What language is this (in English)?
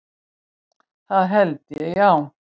Icelandic